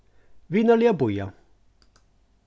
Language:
Faroese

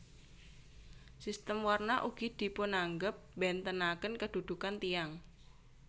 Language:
Javanese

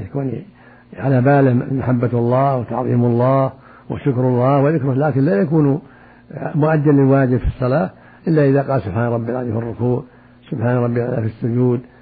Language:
Arabic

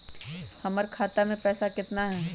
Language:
Magahi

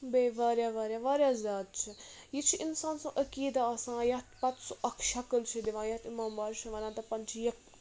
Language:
Kashmiri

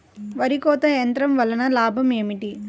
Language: Telugu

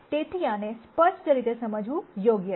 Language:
Gujarati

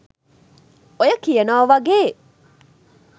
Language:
Sinhala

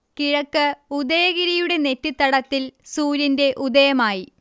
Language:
Malayalam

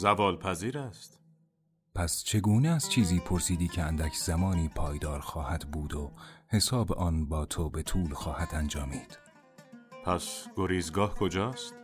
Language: Persian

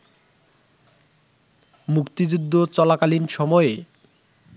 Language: Bangla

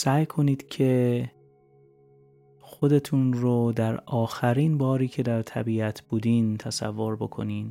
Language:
Persian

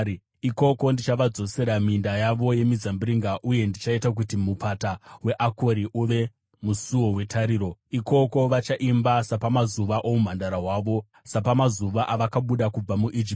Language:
Shona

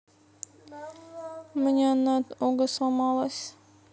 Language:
Russian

